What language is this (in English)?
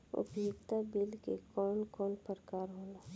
Bhojpuri